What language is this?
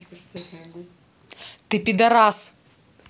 Russian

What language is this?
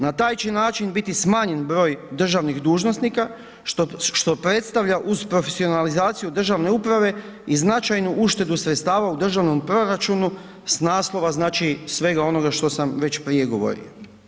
Croatian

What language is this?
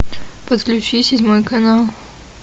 Russian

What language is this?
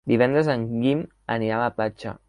Catalan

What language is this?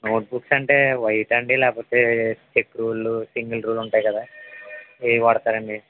Telugu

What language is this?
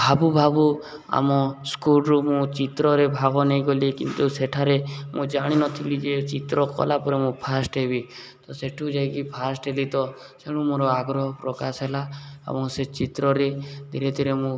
Odia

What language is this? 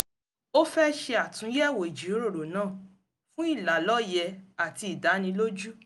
Yoruba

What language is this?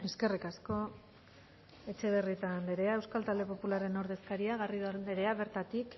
Basque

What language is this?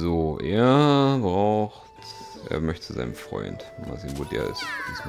German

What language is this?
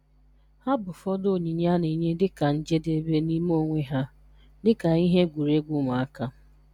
Igbo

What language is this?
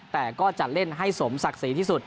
Thai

